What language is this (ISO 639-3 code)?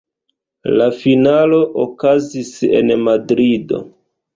epo